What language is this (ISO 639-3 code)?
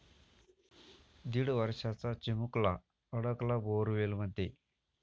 mar